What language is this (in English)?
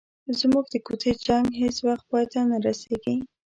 Pashto